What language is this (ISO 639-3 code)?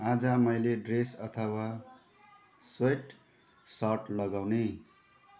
nep